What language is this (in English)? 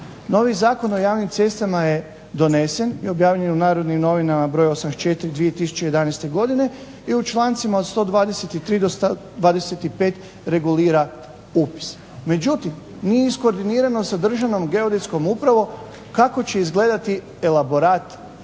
Croatian